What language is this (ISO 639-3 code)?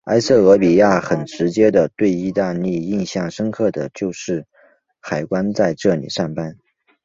zho